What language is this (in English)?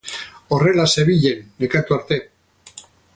Basque